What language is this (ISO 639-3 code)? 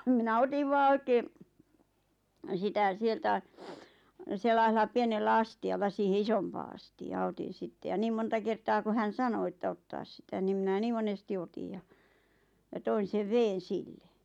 fin